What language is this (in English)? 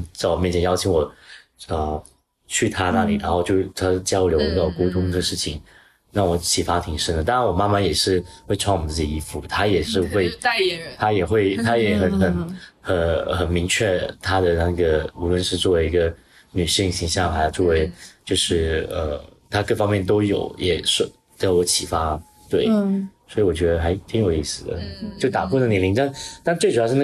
Chinese